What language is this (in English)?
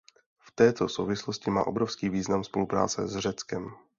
Czech